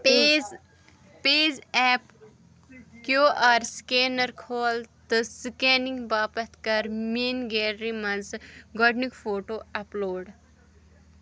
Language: Kashmiri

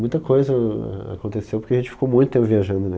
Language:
Portuguese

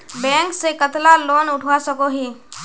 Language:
Magahi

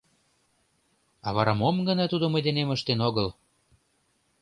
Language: Mari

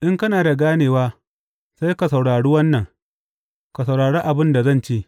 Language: Hausa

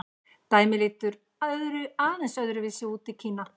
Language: Icelandic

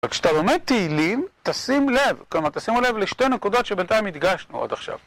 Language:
Hebrew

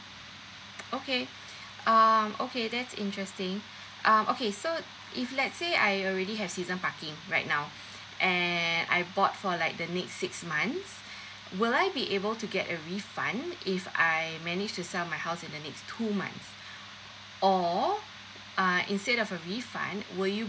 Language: English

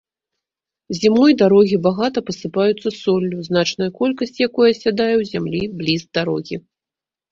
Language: Belarusian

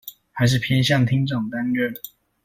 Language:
Chinese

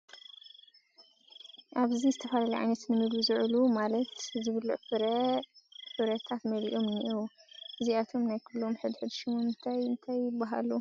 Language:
Tigrinya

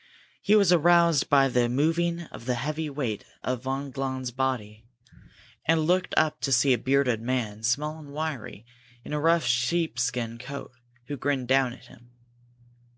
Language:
English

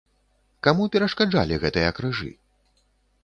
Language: Belarusian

